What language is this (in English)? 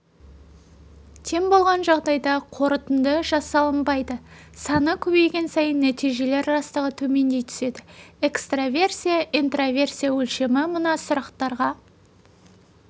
Kazakh